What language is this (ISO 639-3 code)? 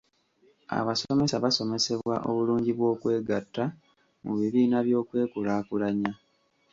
lug